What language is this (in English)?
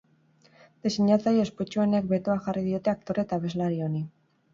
Basque